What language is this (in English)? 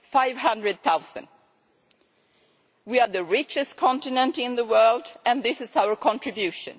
English